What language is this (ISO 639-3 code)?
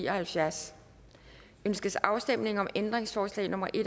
dan